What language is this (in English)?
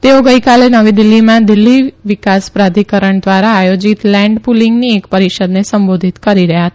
Gujarati